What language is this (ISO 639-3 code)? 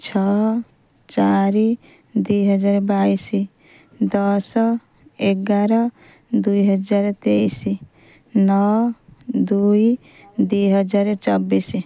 ori